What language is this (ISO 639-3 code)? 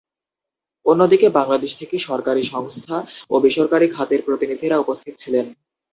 ben